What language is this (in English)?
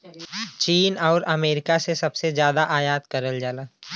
Bhojpuri